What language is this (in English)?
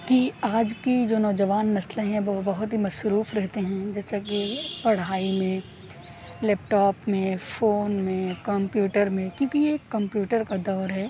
Urdu